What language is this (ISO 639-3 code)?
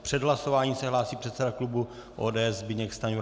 ces